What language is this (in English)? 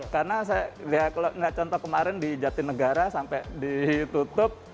Indonesian